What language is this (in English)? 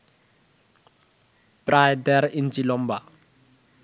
Bangla